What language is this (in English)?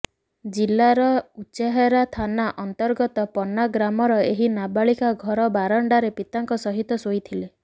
Odia